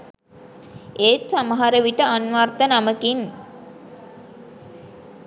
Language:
Sinhala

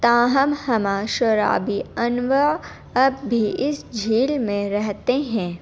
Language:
Urdu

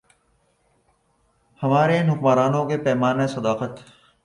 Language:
Urdu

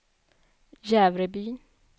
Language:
Swedish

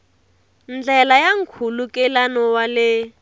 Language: Tsonga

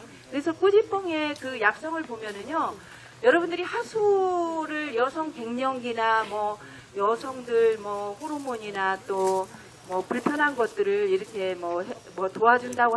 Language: Korean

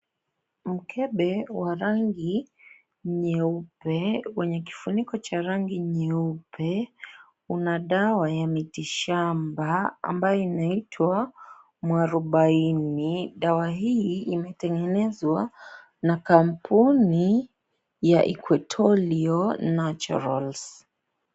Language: Swahili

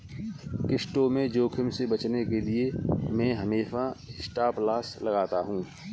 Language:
Hindi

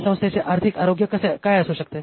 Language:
Marathi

